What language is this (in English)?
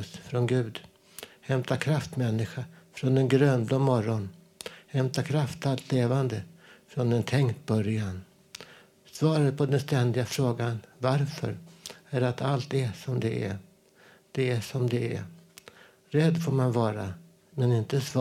Swedish